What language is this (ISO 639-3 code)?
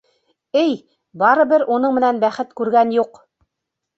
bak